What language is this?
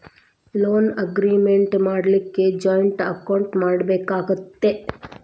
Kannada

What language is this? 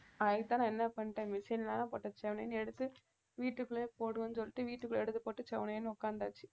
Tamil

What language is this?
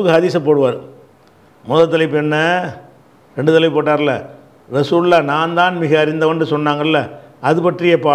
Italian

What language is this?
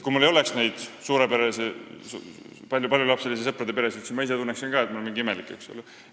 Estonian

